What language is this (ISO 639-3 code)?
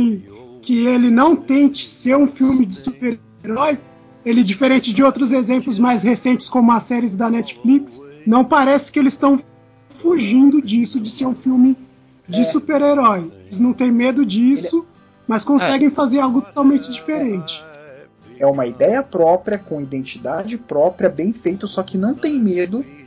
por